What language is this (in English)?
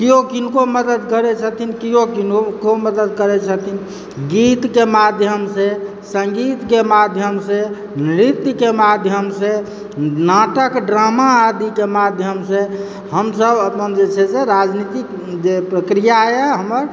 Maithili